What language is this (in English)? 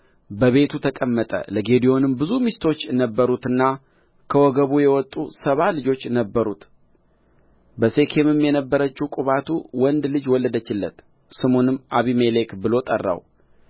Amharic